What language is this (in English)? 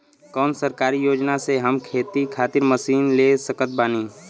Bhojpuri